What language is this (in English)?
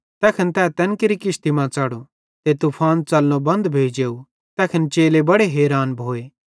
Bhadrawahi